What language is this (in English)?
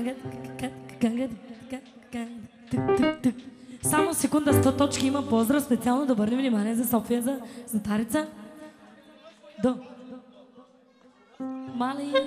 Romanian